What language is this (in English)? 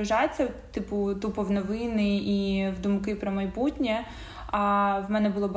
Ukrainian